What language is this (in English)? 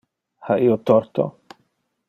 Interlingua